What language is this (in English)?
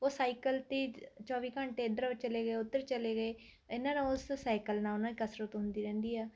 Punjabi